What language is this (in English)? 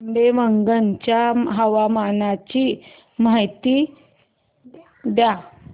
Marathi